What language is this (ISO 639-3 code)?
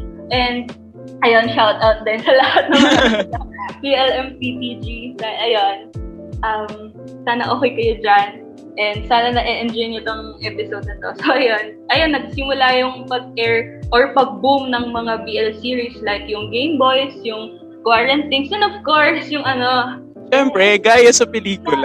fil